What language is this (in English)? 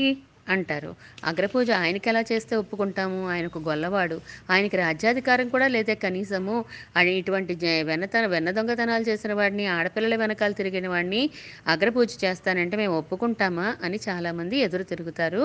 Telugu